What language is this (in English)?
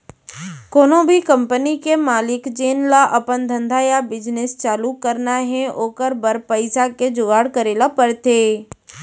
Chhattisgarhi